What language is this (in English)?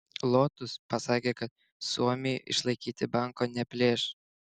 Lithuanian